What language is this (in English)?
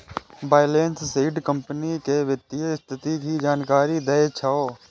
Maithili